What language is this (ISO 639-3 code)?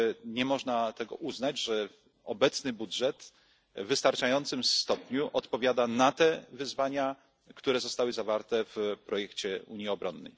pol